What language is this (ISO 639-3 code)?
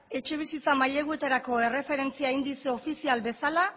eus